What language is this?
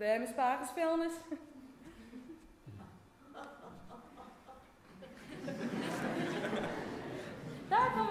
Dutch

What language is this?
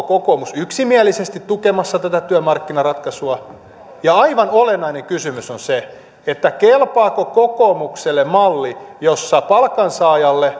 Finnish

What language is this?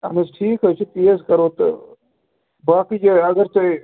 Kashmiri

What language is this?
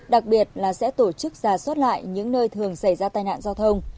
Vietnamese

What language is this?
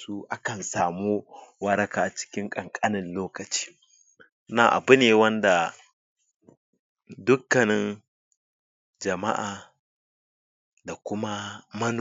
Hausa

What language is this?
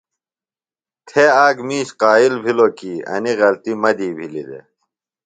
Phalura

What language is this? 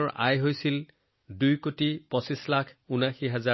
Assamese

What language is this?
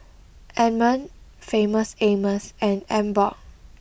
English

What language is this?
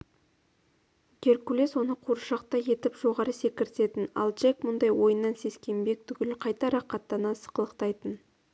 Kazakh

